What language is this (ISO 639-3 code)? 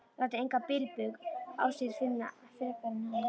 isl